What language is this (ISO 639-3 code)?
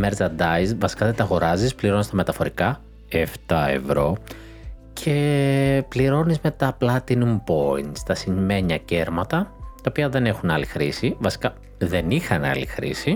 ell